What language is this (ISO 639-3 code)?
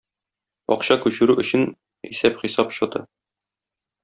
tat